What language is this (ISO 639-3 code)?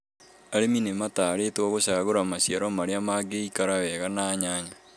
kik